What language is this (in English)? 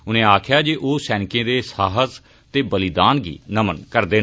Dogri